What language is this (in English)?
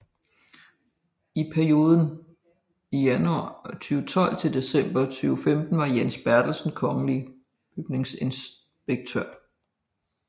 Danish